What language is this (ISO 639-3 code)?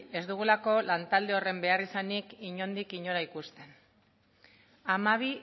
eus